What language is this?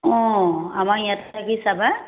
Assamese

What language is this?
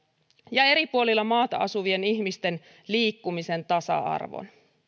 Finnish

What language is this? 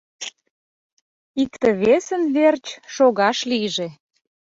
Mari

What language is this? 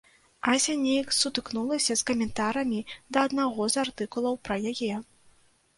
Belarusian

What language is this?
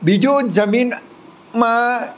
Gujarati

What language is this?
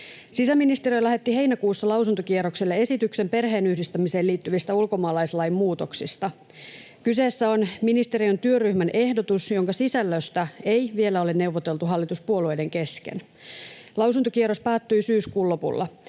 Finnish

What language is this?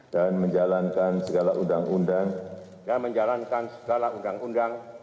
Indonesian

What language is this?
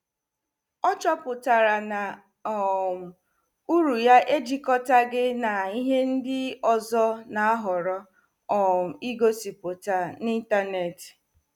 Igbo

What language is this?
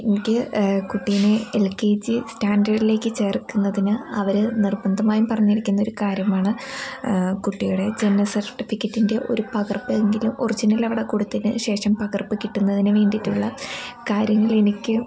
Malayalam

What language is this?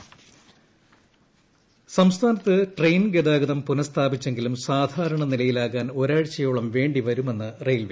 Malayalam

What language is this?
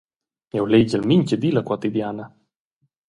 Romansh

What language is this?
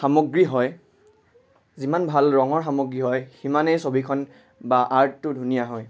Assamese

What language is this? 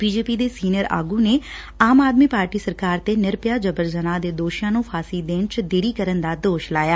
Punjabi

